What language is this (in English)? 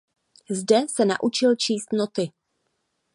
Czech